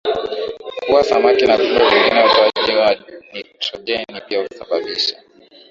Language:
Swahili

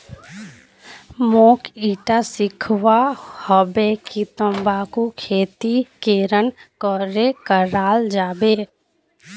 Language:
Magahi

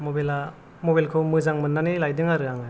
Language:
Bodo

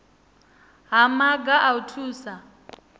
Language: Venda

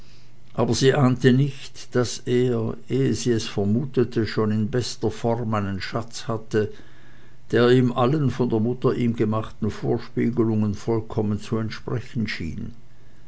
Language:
German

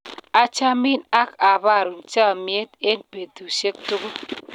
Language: Kalenjin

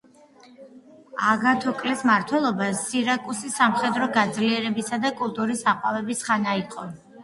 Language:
Georgian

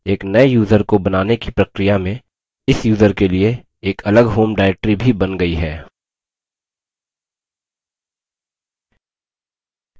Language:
Hindi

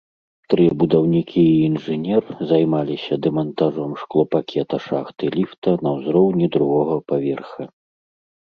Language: Belarusian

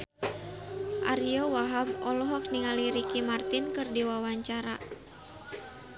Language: Sundanese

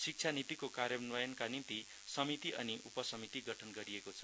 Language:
Nepali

